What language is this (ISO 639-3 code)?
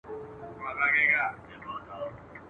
pus